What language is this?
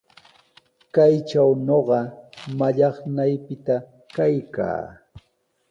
Sihuas Ancash Quechua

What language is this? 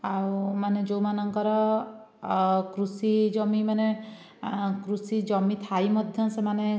Odia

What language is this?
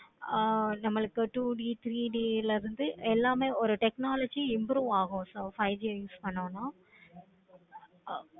Tamil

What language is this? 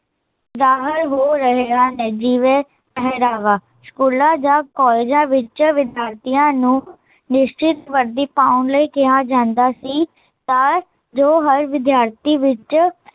Punjabi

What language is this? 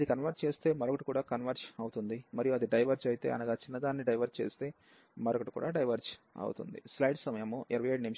Telugu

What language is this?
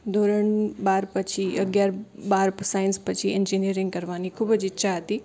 Gujarati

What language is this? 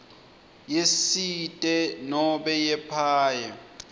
Swati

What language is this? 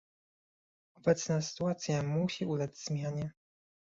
Polish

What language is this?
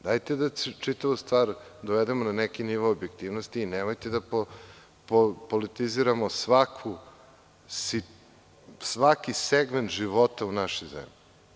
Serbian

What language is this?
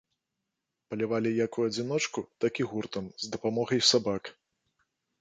Belarusian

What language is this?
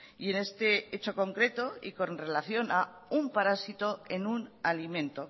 Spanish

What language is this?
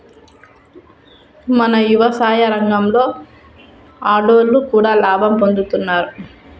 Telugu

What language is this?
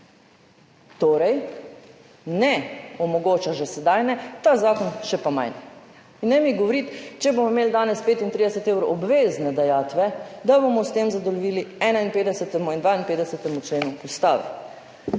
Slovenian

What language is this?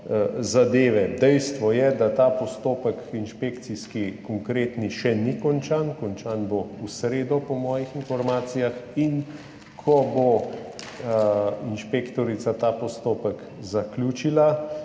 Slovenian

